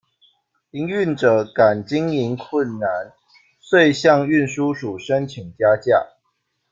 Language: Chinese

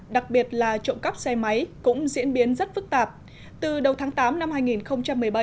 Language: Vietnamese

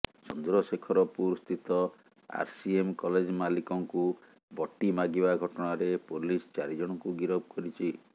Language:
Odia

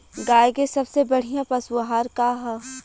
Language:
Bhojpuri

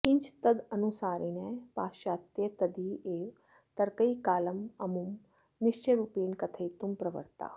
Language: Sanskrit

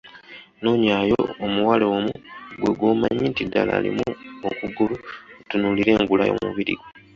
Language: Ganda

